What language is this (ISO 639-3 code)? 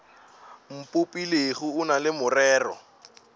nso